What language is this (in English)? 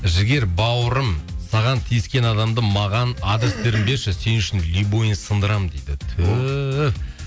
Kazakh